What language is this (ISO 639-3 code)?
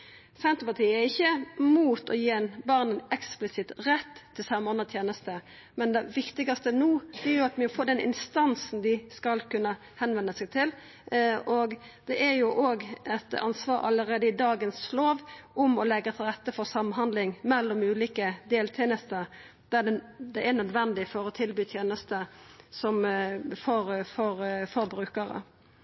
nno